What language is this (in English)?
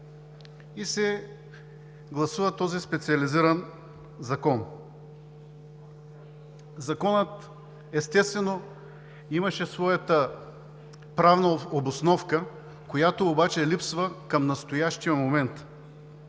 Bulgarian